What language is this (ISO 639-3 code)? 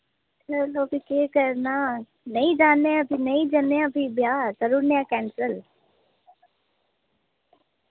doi